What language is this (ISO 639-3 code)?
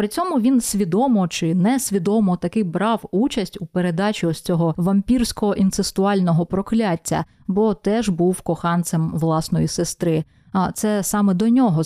ukr